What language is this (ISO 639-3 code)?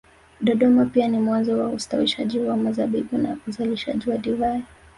swa